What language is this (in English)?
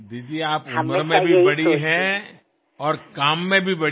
Bangla